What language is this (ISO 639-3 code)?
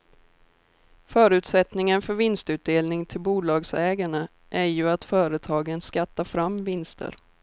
swe